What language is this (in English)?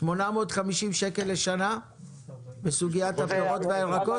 Hebrew